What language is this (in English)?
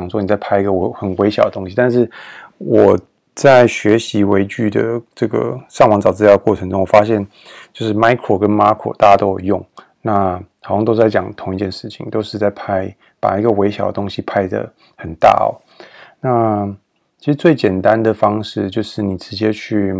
Chinese